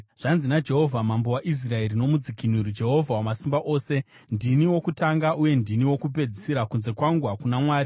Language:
Shona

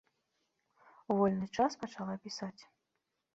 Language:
Belarusian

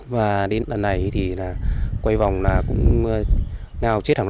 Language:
Vietnamese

